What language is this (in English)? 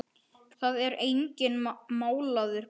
Icelandic